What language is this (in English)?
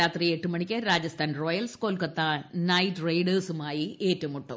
Malayalam